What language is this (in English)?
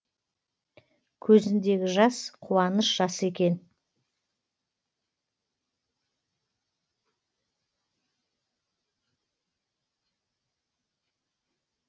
Kazakh